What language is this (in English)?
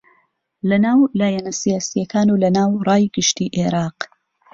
Central Kurdish